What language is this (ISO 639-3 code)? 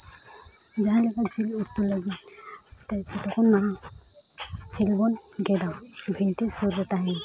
sat